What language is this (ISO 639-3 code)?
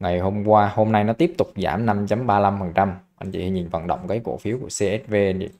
vie